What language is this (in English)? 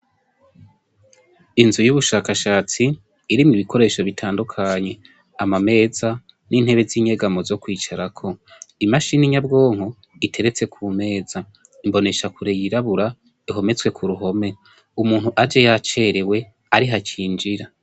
Rundi